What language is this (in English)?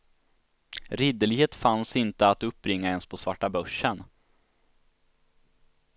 Swedish